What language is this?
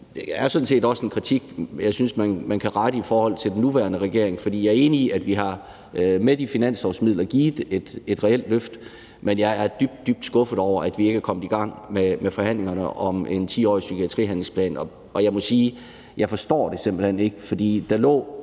Danish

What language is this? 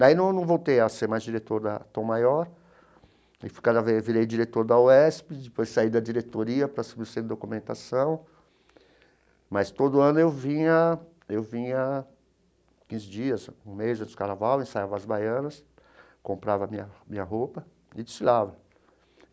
Portuguese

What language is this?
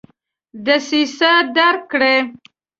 Pashto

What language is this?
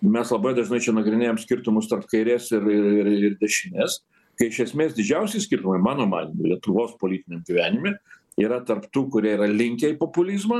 Lithuanian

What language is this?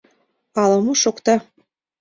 Mari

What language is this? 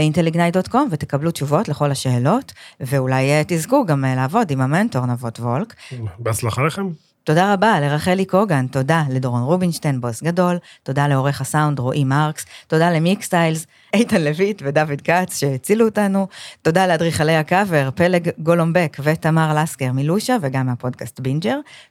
Hebrew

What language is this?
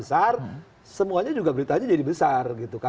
Indonesian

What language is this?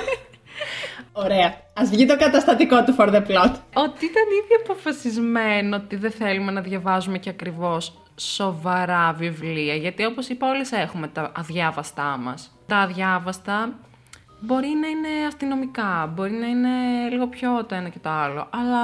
Greek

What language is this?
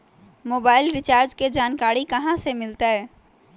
Magahi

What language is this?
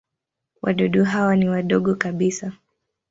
Swahili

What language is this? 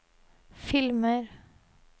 Norwegian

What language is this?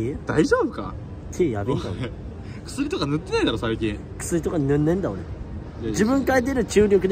Japanese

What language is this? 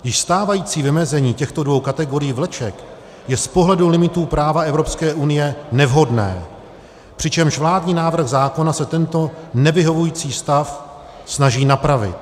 Czech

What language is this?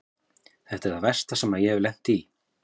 Icelandic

